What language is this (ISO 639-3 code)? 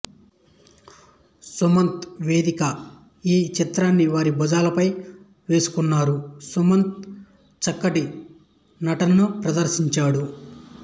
tel